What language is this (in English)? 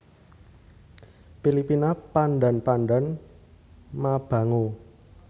Javanese